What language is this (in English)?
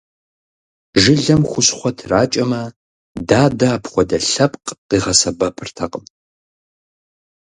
Kabardian